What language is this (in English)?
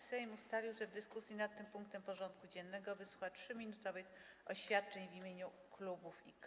Polish